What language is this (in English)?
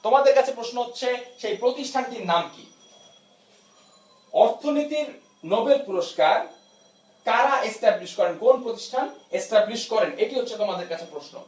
Bangla